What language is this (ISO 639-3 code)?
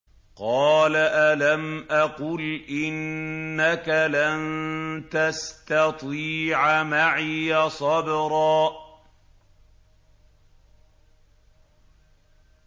ara